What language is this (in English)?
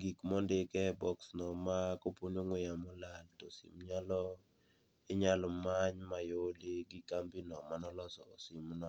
Luo (Kenya and Tanzania)